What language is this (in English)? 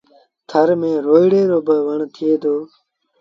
Sindhi Bhil